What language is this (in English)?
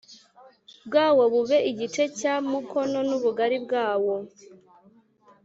Kinyarwanda